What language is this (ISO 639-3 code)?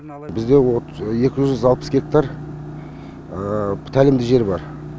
kaz